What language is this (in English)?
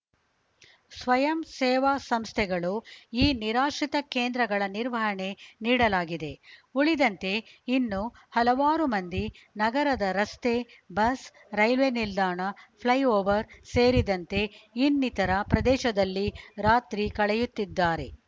Kannada